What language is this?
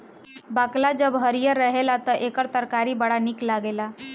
Bhojpuri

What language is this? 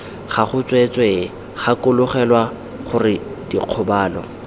Tswana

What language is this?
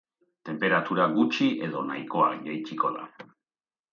Basque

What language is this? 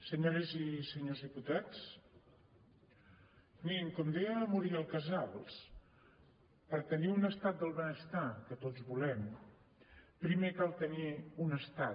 Catalan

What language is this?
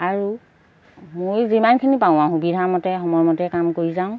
Assamese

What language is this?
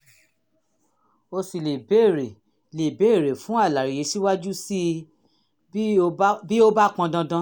Yoruba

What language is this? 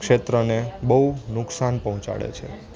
Gujarati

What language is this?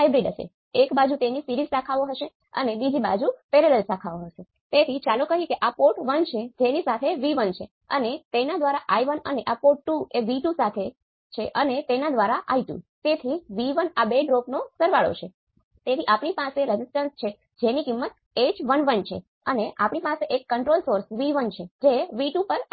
Gujarati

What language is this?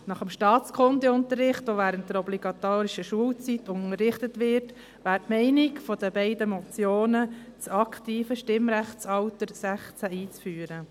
Swiss German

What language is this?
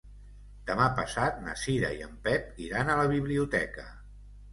Catalan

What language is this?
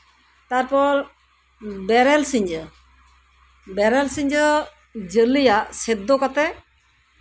Santali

